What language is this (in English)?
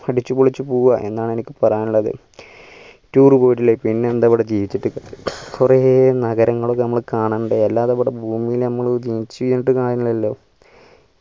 Malayalam